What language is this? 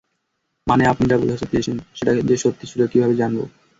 Bangla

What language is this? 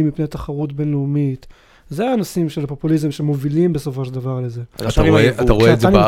Hebrew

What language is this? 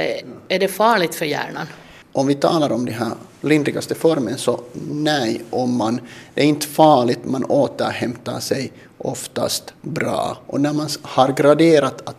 Swedish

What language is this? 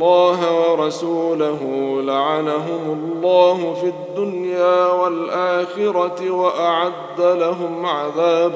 Arabic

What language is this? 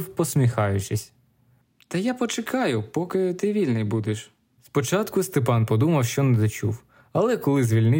Ukrainian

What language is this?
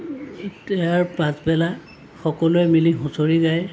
Assamese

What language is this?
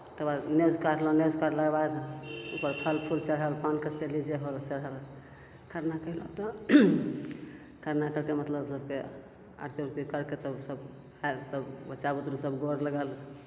Maithili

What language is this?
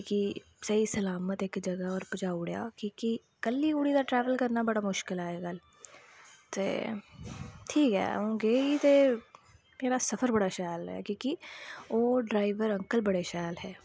Dogri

